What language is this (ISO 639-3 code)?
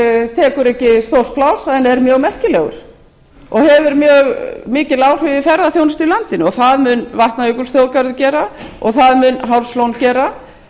isl